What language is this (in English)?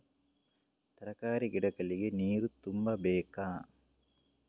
Kannada